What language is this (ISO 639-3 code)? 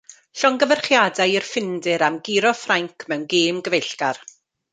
cym